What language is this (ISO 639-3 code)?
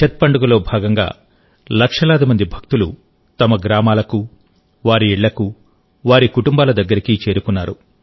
tel